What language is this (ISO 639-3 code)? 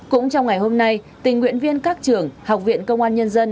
vie